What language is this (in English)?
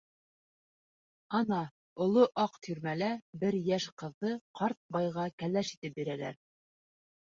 Bashkir